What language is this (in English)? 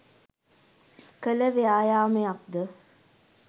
Sinhala